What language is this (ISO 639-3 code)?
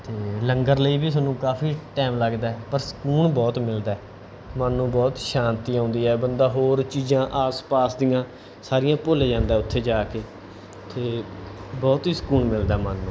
pan